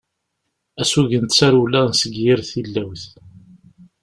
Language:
Kabyle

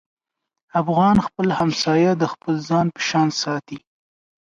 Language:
Pashto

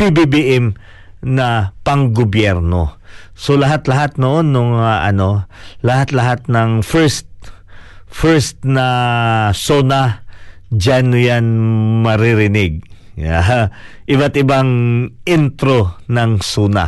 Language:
Filipino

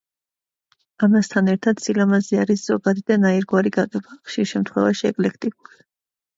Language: Georgian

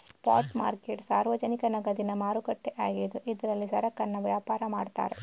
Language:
Kannada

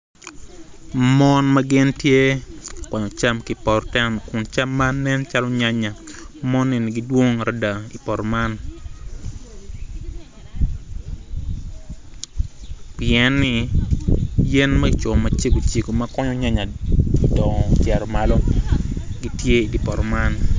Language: Acoli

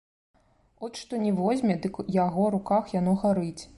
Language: Belarusian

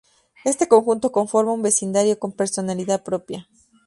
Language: Spanish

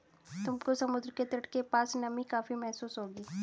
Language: Hindi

